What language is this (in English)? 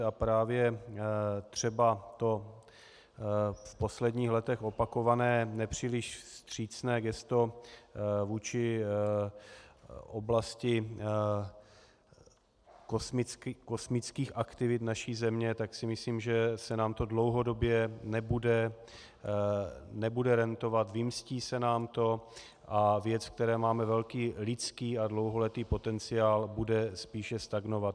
Czech